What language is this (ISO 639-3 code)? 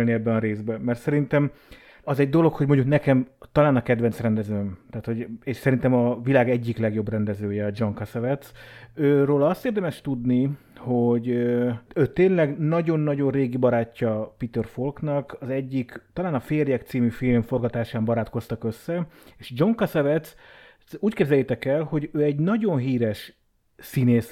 hun